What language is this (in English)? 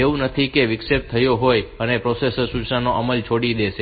Gujarati